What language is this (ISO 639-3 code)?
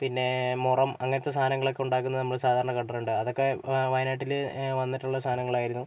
mal